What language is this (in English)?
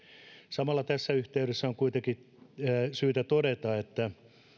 Finnish